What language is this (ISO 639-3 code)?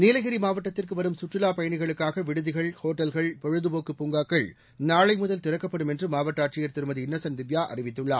tam